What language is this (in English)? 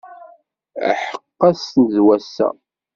Kabyle